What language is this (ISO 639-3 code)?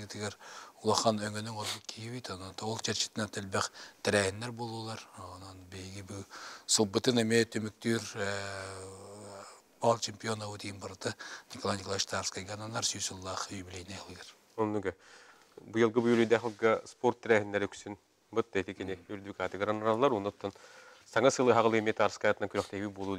tur